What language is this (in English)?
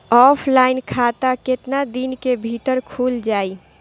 Bhojpuri